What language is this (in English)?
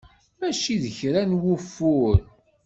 Kabyle